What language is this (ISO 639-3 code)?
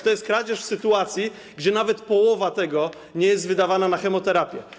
pol